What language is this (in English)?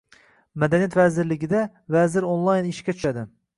Uzbek